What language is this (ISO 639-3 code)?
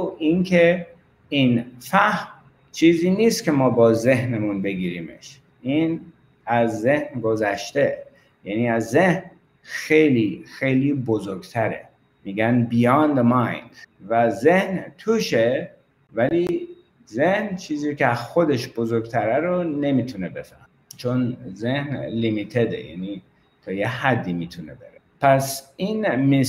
fas